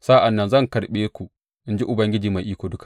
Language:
Hausa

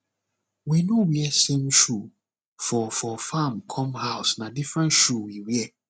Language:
Nigerian Pidgin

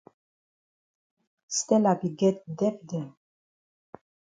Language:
Cameroon Pidgin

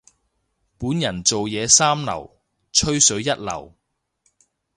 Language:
Cantonese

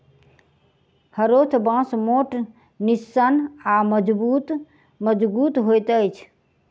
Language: Maithili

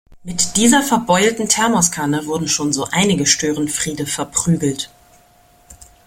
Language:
German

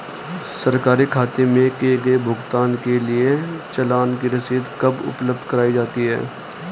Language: Hindi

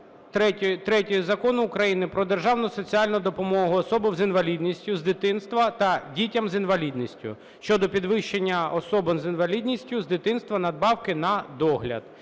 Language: Ukrainian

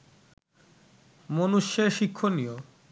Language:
Bangla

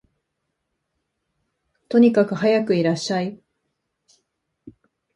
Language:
Japanese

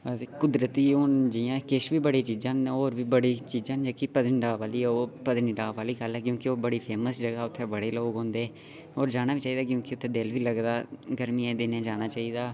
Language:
Dogri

